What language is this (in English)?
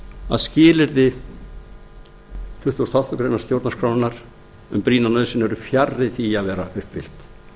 Icelandic